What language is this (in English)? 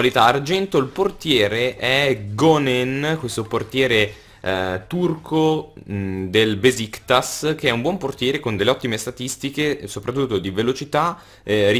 Italian